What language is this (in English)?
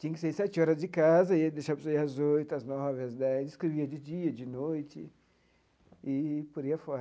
Portuguese